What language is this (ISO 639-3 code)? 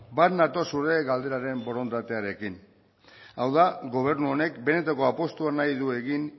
eus